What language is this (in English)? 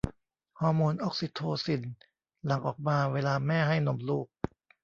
Thai